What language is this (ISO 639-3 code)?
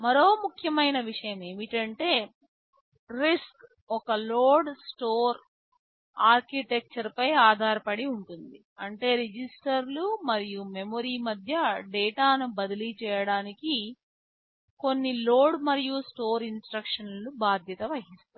tel